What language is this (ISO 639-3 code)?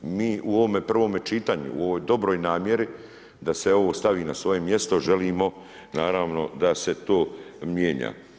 hrv